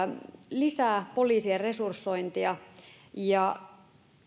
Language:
Finnish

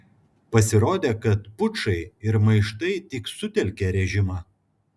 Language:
Lithuanian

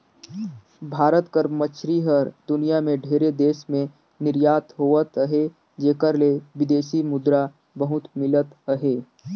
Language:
Chhattisgarhi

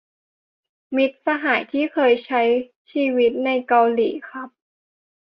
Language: Thai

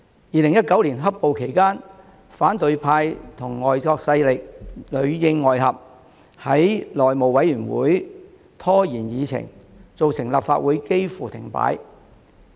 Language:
Cantonese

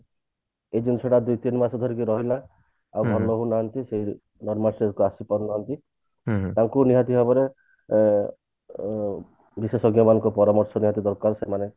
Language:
Odia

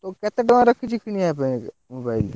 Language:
Odia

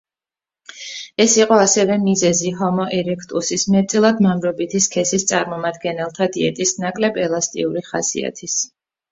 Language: Georgian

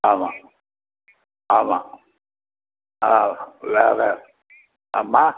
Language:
Tamil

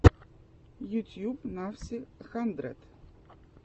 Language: Russian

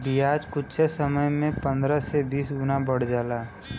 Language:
Bhojpuri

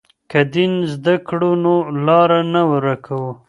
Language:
Pashto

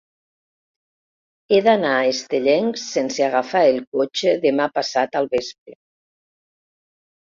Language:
Catalan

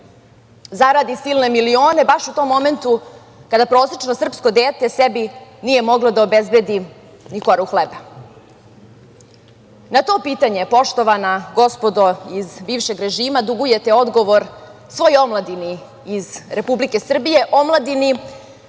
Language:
Serbian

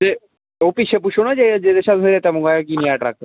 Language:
Dogri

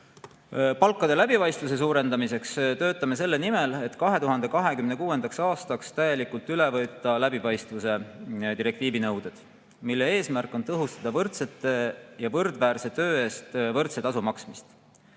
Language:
Estonian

